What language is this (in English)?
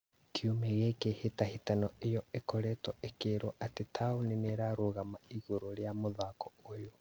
Kikuyu